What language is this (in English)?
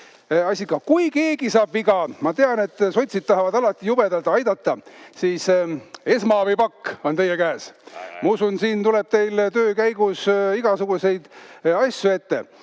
Estonian